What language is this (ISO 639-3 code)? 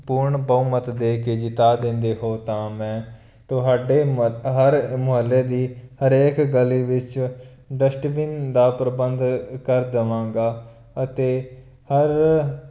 pan